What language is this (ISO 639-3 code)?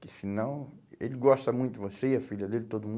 por